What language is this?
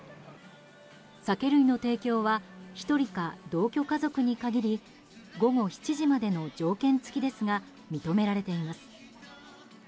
Japanese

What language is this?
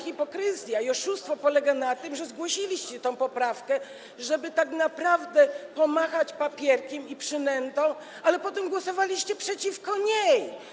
Polish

